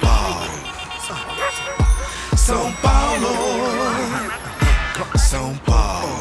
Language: Romanian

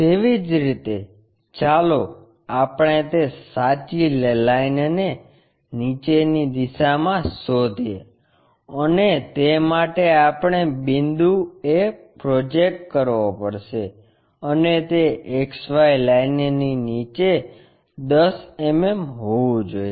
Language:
Gujarati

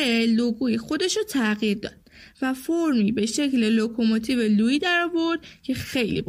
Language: Persian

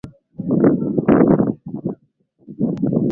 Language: Swahili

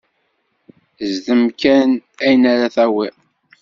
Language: Kabyle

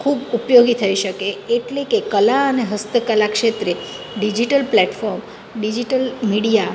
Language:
Gujarati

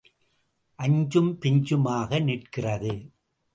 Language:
Tamil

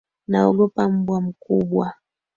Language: Swahili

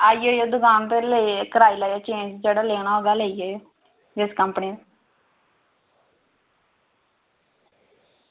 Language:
Dogri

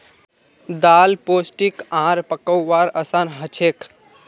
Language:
Magahi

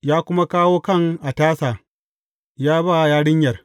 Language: Hausa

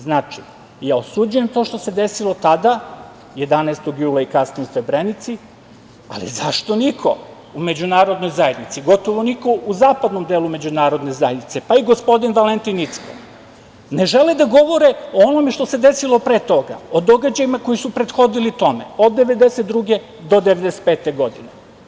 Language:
Serbian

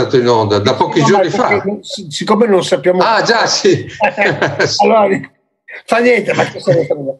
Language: Italian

